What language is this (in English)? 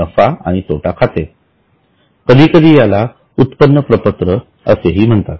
Marathi